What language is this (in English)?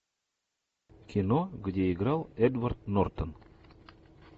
Russian